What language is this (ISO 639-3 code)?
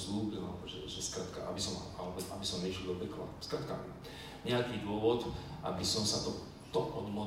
slk